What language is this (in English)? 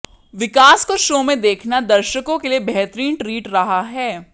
Hindi